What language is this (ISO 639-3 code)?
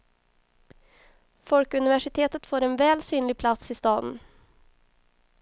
swe